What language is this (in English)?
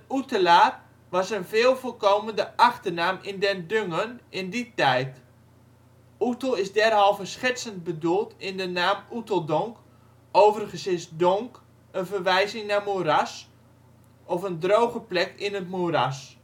Dutch